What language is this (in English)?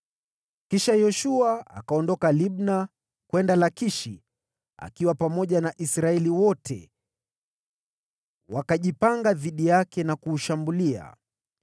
Swahili